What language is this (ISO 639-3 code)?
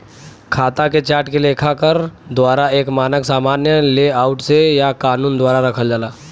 bho